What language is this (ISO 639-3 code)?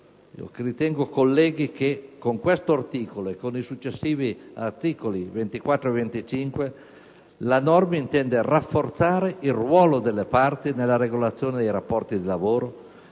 ita